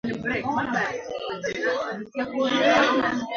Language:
Swahili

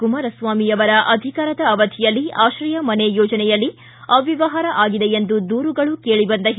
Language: Kannada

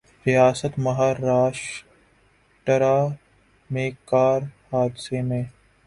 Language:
Urdu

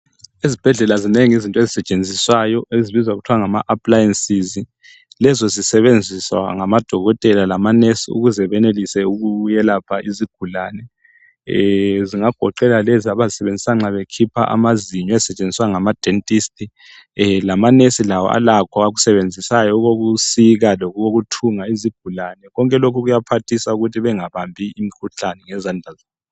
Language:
North Ndebele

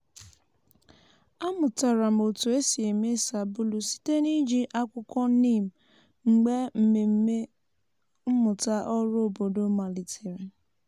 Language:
Igbo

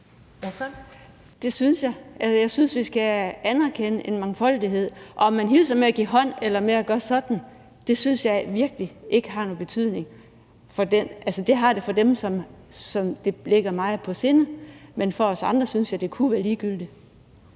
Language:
Danish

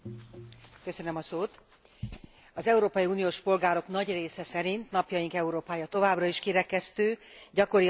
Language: Hungarian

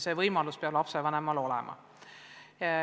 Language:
Estonian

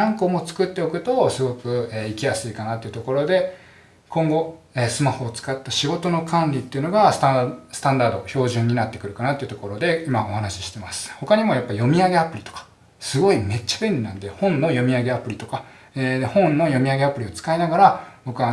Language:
Japanese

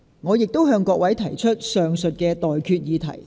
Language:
Cantonese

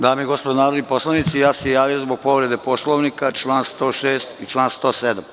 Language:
Serbian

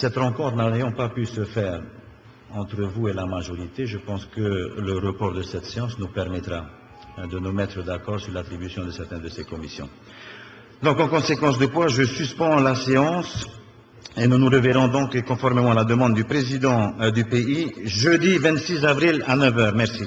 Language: French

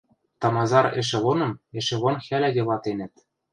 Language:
Western Mari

